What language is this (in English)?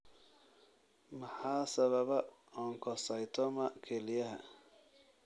Somali